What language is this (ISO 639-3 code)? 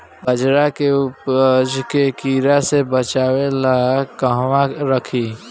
bho